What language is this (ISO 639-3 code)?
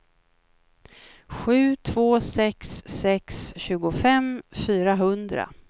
swe